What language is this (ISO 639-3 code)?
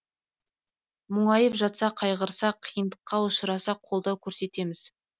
kaz